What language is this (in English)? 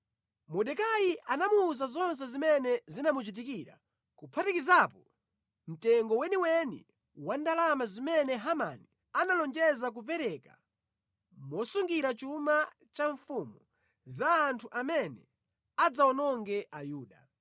Nyanja